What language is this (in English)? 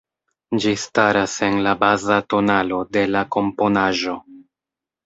Esperanto